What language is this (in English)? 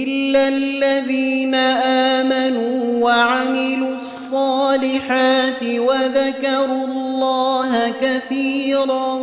Arabic